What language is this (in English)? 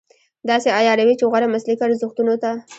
Pashto